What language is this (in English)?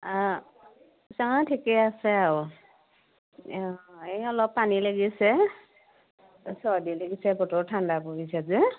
Assamese